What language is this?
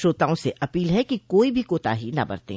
Hindi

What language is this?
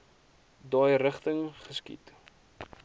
Afrikaans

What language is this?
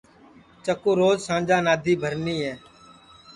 Sansi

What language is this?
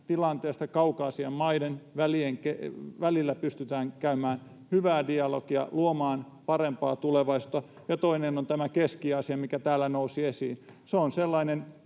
Finnish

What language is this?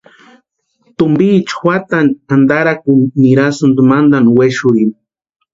Western Highland Purepecha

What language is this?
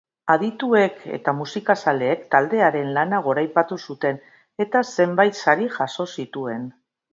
Basque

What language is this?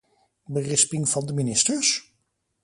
Dutch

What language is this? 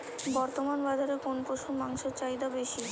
Bangla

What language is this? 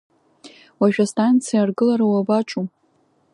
Abkhazian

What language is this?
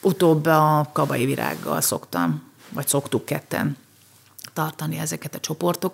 Hungarian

